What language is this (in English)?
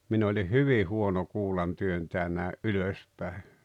Finnish